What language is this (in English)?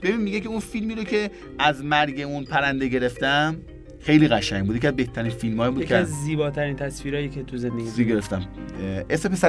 Persian